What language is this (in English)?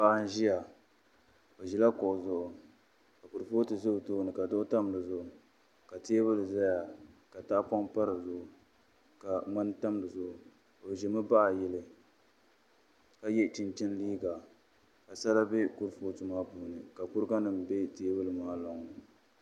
Dagbani